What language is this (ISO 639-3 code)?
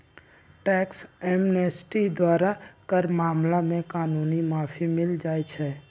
mag